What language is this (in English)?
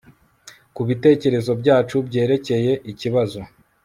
Kinyarwanda